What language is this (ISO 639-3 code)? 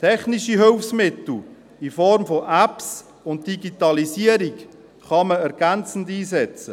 gsw